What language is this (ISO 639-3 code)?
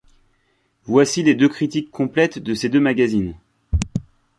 fra